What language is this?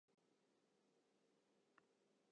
Western Frisian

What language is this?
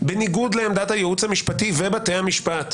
Hebrew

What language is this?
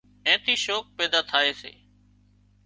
Wadiyara Koli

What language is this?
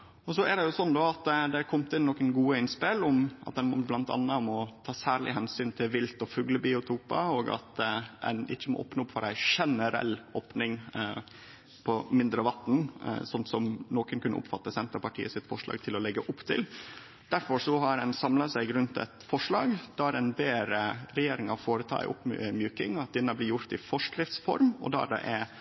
Norwegian Nynorsk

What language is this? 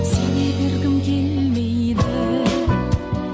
Kazakh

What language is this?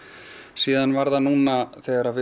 Icelandic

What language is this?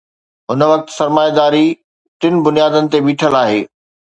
Sindhi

